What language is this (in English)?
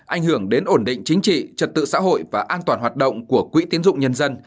Vietnamese